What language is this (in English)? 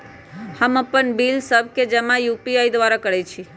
Magahi